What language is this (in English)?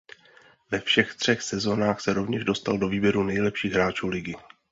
Czech